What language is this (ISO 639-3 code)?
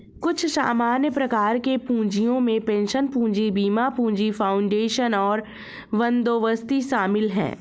hin